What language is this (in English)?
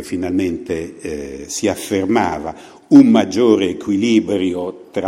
Italian